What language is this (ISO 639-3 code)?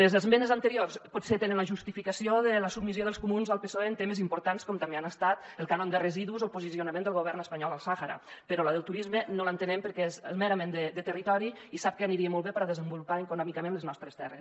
cat